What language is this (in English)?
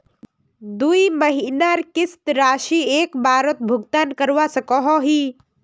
Magahi